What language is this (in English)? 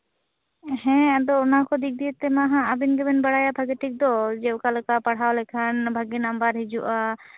Santali